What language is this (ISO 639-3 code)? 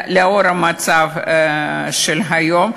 heb